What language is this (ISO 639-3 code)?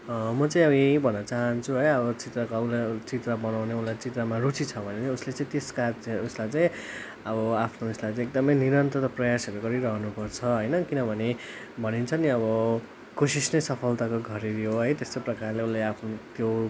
nep